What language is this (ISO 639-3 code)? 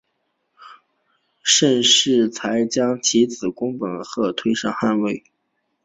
zho